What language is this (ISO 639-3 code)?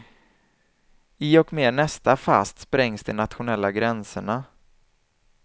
swe